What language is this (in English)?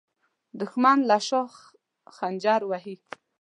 Pashto